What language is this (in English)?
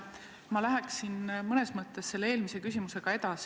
Estonian